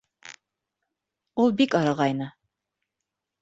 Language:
Bashkir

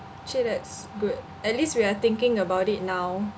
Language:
English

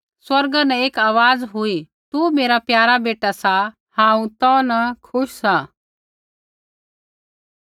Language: Kullu Pahari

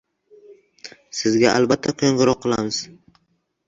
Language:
Uzbek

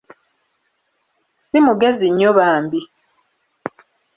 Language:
Ganda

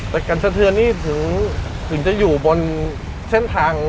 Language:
Thai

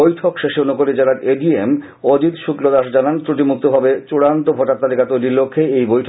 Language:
Bangla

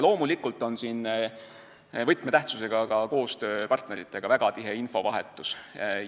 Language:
Estonian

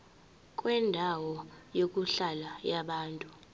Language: Zulu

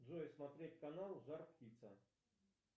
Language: Russian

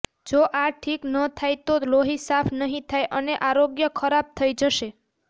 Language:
Gujarati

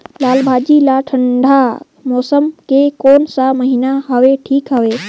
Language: Chhattisgarhi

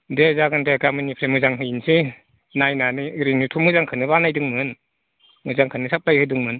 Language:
Bodo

